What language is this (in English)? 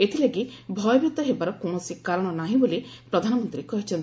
Odia